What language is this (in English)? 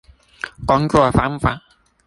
Chinese